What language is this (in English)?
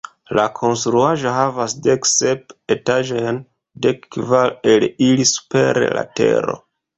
Esperanto